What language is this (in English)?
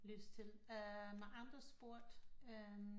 Danish